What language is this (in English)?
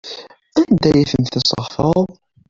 Kabyle